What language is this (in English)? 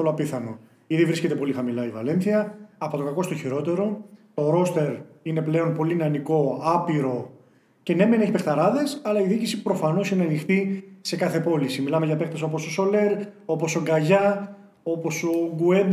Greek